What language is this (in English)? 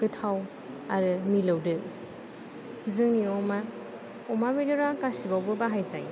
Bodo